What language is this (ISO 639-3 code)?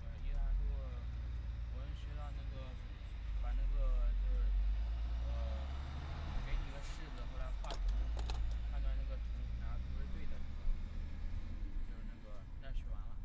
zho